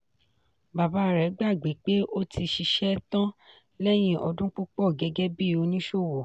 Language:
Yoruba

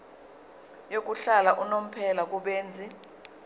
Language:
Zulu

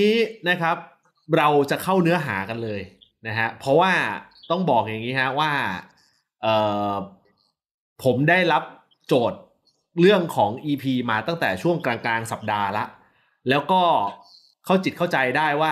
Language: Thai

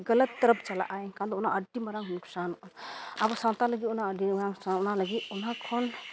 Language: Santali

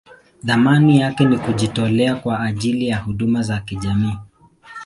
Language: Swahili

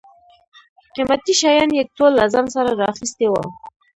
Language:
Pashto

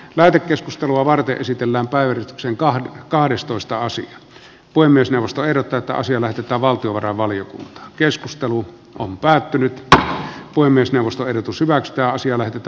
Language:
Finnish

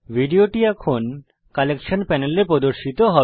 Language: Bangla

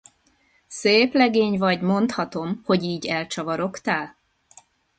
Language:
Hungarian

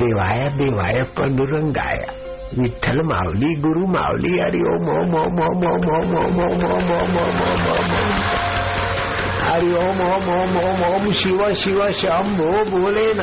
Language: Hindi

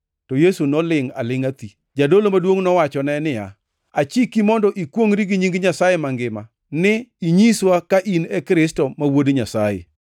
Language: Luo (Kenya and Tanzania)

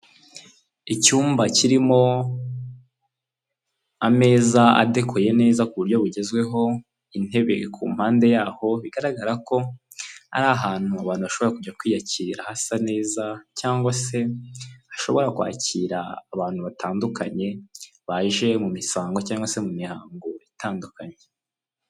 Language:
Kinyarwanda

